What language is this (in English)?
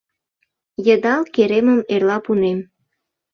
Mari